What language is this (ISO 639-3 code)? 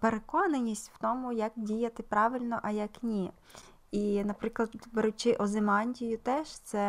ukr